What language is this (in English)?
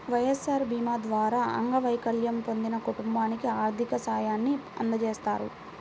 Telugu